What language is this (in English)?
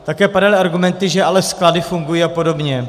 Czech